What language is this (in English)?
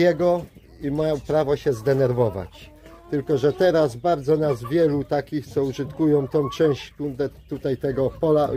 Polish